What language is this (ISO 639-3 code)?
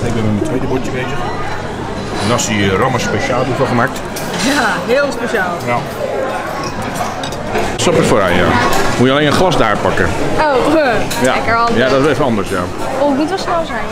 nld